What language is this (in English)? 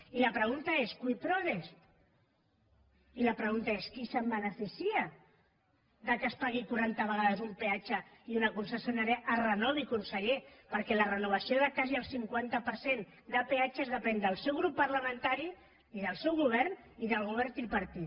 Catalan